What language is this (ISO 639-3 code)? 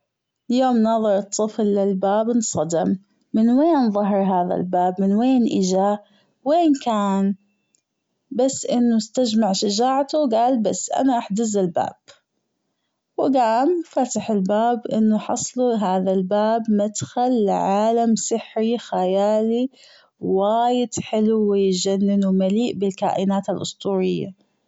afb